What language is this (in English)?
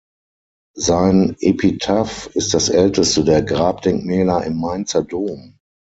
German